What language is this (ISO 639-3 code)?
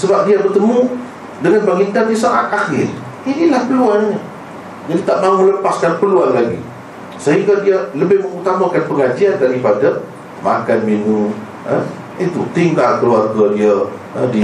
msa